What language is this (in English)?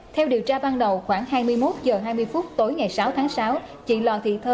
Vietnamese